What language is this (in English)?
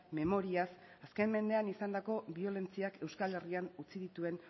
Basque